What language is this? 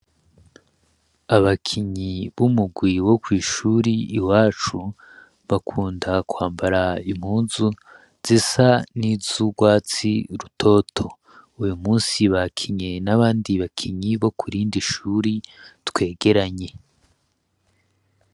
Rundi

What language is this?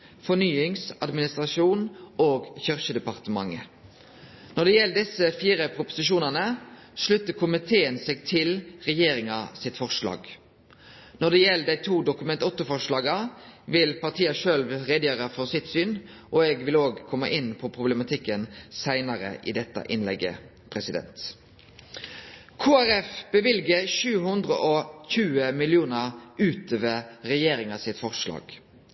Norwegian Nynorsk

